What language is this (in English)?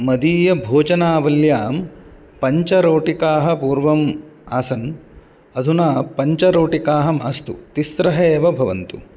Sanskrit